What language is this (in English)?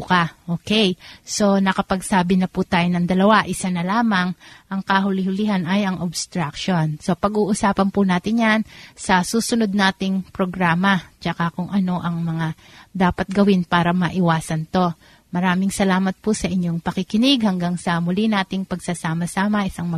Filipino